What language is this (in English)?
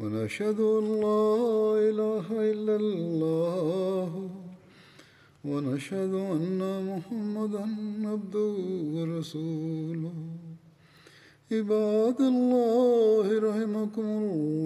Malayalam